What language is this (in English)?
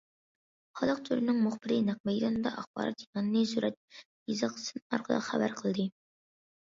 Uyghur